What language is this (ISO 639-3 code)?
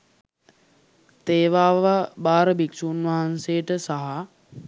sin